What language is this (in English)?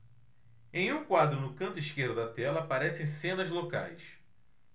Portuguese